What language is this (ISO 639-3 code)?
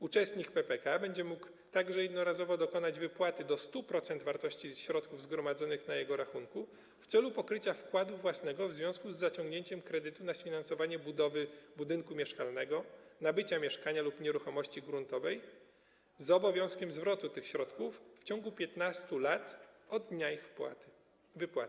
pol